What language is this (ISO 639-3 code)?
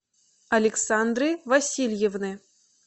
rus